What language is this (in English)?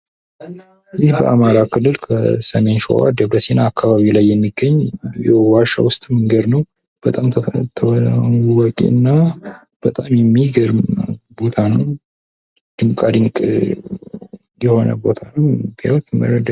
Amharic